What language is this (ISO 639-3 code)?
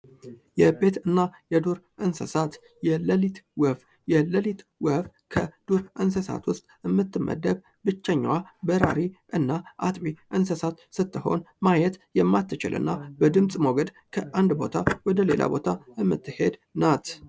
amh